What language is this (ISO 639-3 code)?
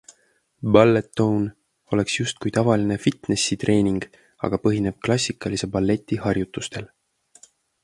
est